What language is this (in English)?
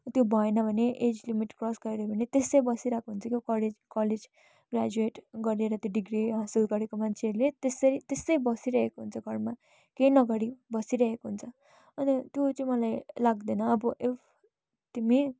Nepali